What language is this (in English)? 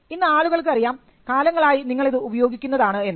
Malayalam